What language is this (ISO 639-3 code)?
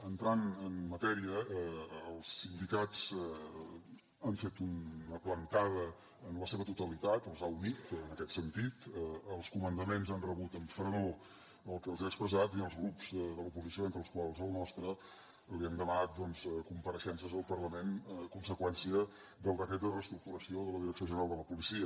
cat